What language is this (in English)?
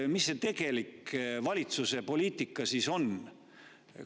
Estonian